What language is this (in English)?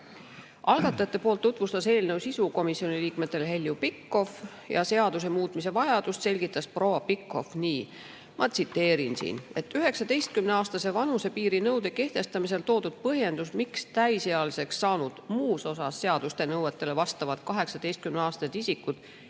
Estonian